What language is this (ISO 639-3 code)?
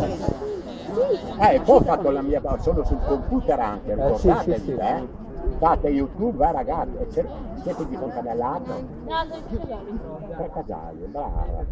ita